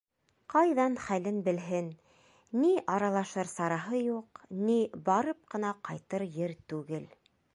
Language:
Bashkir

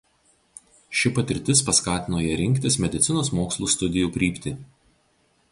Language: Lithuanian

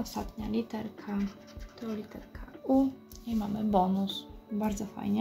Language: Polish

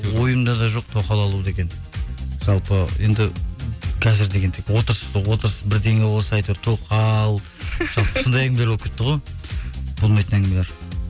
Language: Kazakh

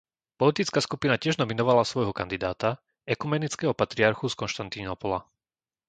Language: Slovak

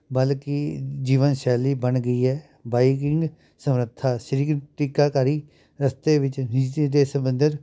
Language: Punjabi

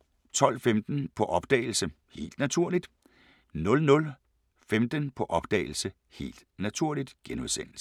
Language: Danish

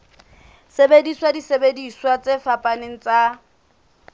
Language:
Southern Sotho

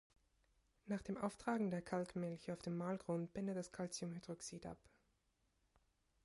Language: German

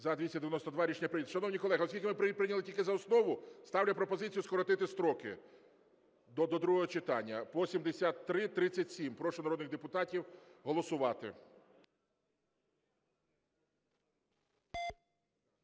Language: Ukrainian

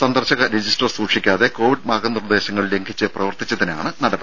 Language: Malayalam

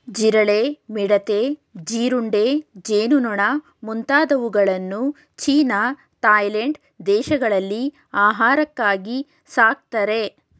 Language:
Kannada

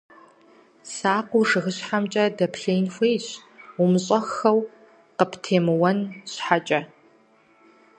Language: Kabardian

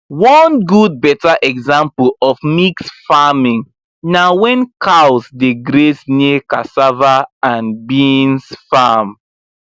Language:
Nigerian Pidgin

